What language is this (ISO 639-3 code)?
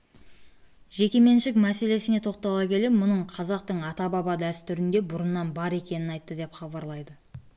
kaz